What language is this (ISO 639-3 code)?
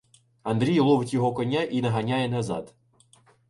ukr